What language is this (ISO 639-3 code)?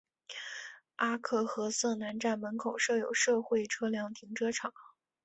zho